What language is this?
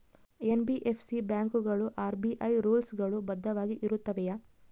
Kannada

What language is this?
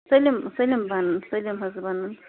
Kashmiri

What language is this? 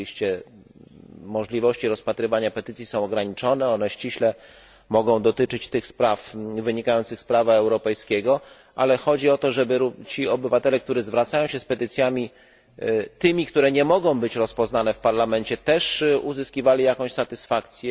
Polish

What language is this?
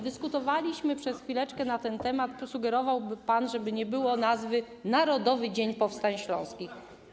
Polish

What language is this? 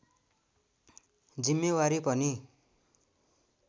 Nepali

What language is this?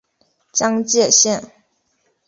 Chinese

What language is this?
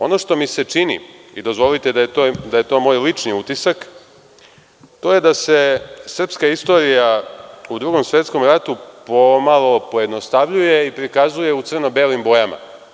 Serbian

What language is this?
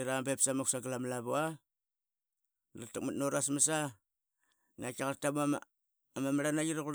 Qaqet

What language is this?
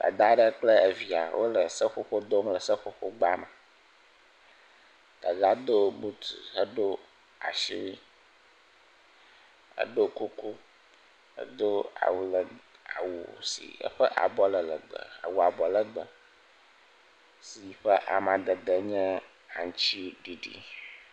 Ewe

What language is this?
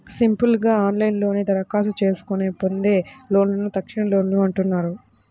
Telugu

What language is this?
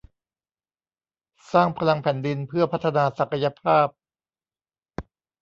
Thai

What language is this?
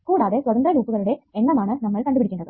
Malayalam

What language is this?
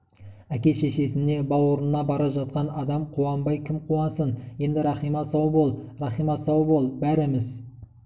Kazakh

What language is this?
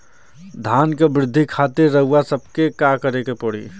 Bhojpuri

